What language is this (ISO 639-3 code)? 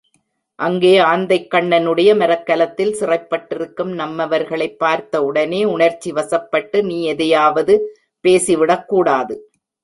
tam